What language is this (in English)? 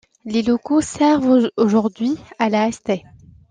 French